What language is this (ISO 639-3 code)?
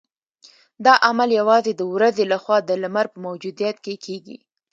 pus